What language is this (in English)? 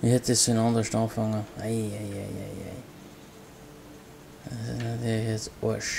German